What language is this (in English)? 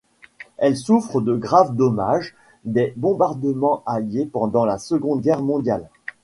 French